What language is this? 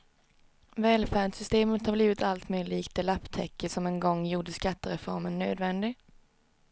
Swedish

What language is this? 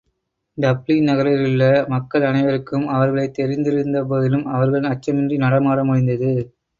Tamil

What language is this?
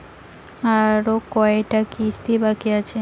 Bangla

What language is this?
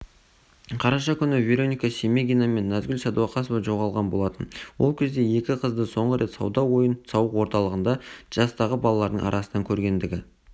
Kazakh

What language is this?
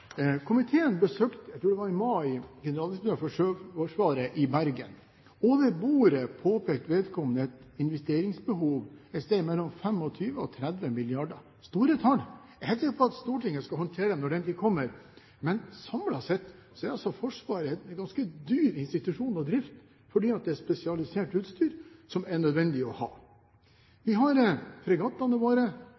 Norwegian Bokmål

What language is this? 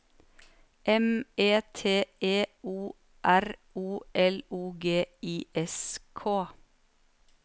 Norwegian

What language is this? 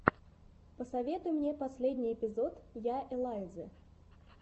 Russian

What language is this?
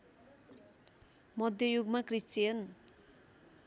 Nepali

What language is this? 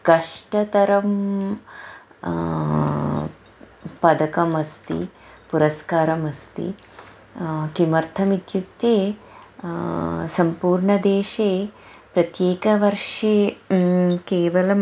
Sanskrit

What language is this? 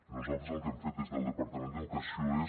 Catalan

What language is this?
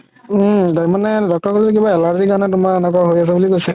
Assamese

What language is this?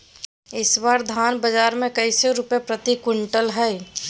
Magahi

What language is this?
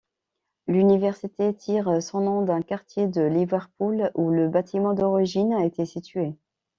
French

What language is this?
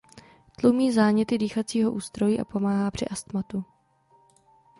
Czech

